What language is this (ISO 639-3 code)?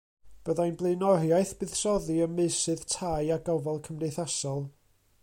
cym